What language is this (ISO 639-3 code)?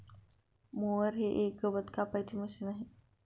mar